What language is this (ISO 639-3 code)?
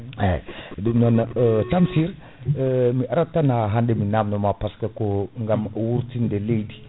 ful